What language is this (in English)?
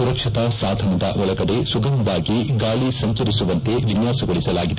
Kannada